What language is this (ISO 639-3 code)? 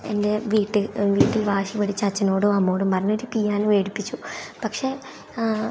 mal